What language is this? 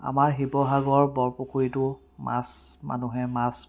Assamese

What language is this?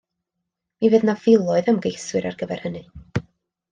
Welsh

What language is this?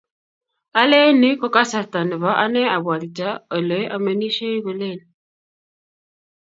Kalenjin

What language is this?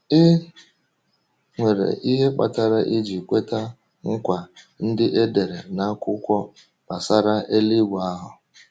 Igbo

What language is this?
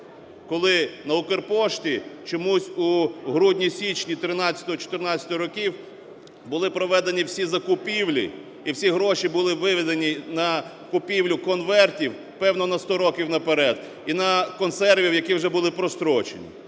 Ukrainian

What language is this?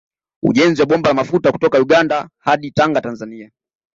Swahili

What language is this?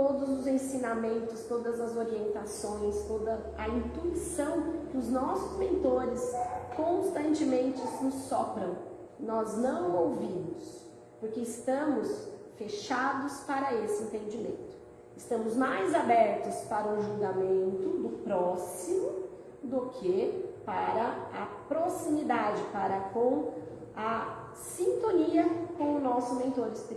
Portuguese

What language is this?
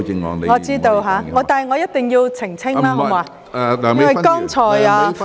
Cantonese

